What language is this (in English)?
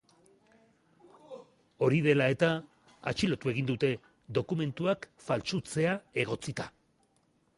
Basque